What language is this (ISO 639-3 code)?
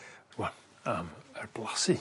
cym